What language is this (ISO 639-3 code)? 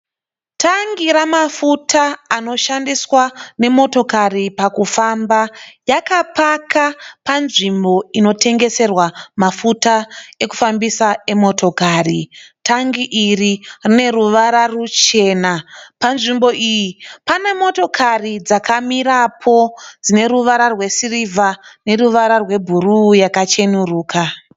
sna